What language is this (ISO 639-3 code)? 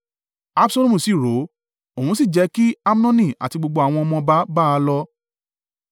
yor